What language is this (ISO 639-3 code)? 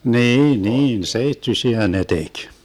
fin